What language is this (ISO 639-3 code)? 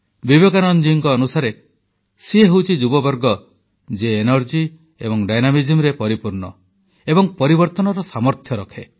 ori